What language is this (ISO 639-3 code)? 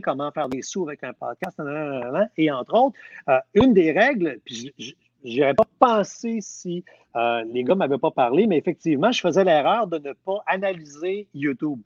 fra